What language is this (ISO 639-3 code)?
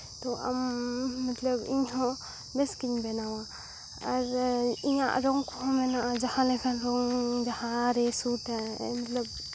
sat